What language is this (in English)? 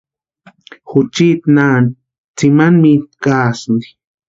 Western Highland Purepecha